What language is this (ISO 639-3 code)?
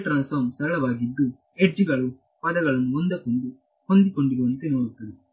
kan